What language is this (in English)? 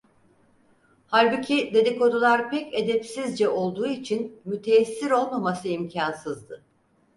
Turkish